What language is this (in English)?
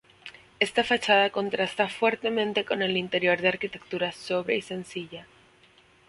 Spanish